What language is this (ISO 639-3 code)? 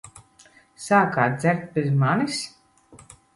lav